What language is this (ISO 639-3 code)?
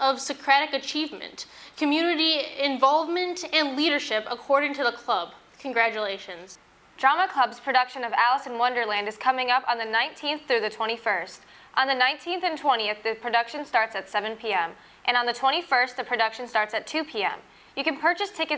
eng